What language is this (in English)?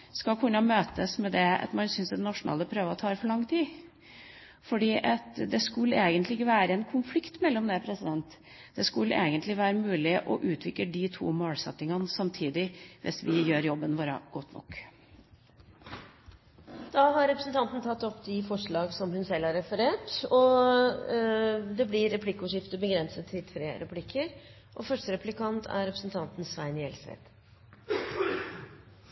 Norwegian